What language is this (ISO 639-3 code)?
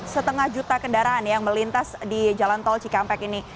ind